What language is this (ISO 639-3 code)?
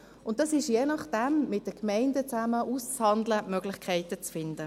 gsw